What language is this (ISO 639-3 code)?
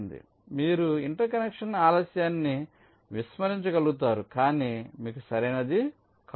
tel